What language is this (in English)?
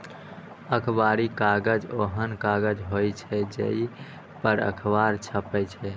Maithili